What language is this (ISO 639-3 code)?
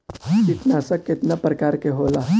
bho